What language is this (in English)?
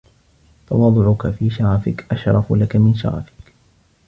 Arabic